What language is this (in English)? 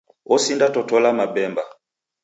Taita